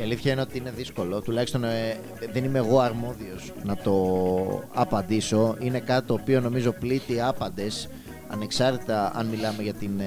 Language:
Greek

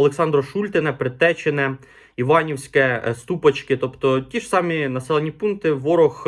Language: Ukrainian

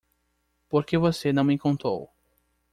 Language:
Portuguese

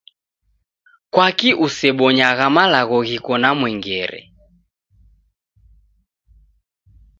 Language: Taita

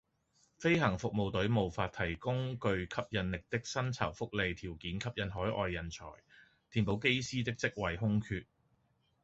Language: Cantonese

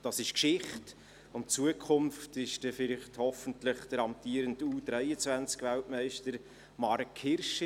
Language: Swiss German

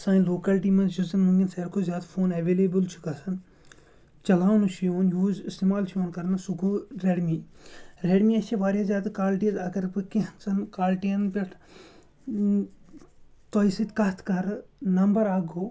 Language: Kashmiri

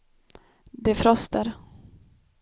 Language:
Swedish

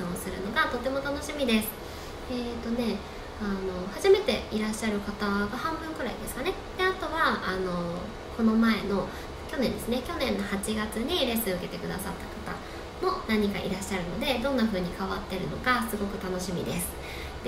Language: Japanese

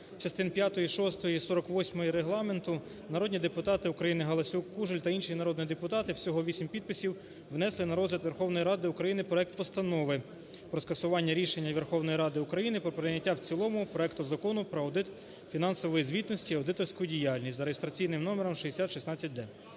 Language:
Ukrainian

